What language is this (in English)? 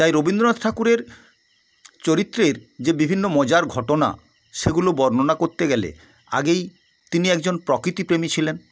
Bangla